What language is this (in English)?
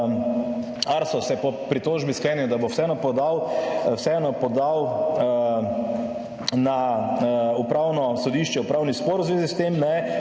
Slovenian